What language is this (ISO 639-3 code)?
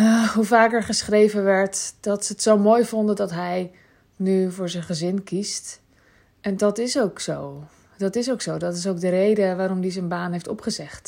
nld